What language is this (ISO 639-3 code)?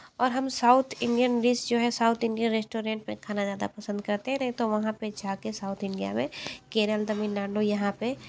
hin